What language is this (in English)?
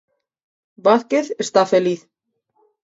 Galician